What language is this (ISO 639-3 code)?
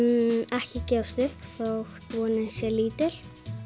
isl